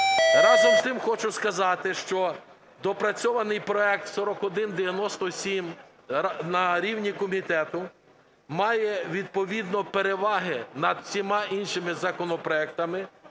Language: Ukrainian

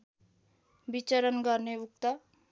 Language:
Nepali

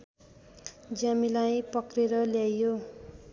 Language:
Nepali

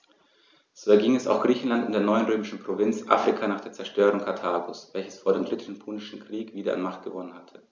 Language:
German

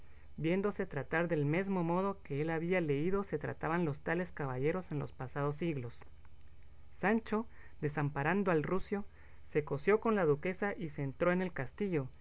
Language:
Spanish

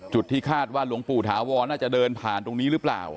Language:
Thai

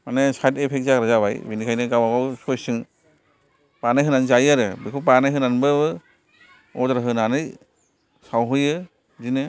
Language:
Bodo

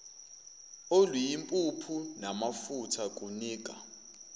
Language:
Zulu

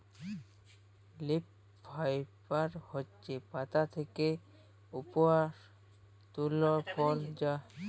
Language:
Bangla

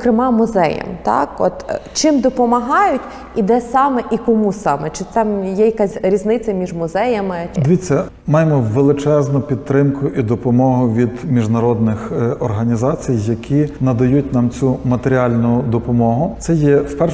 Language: Ukrainian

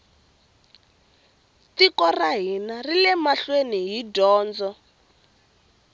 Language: Tsonga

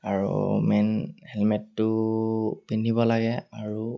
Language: Assamese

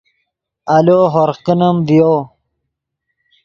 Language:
Yidgha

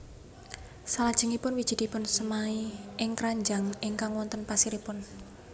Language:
Javanese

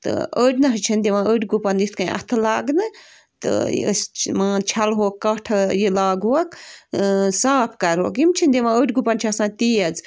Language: Kashmiri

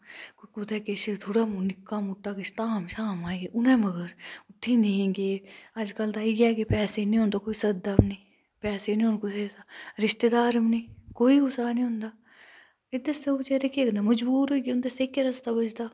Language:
Dogri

